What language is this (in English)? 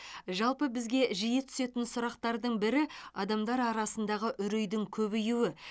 Kazakh